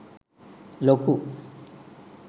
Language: Sinhala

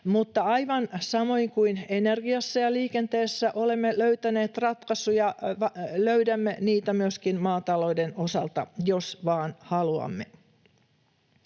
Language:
Finnish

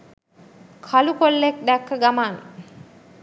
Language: Sinhala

